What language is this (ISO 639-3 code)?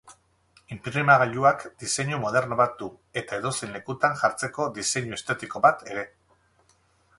eus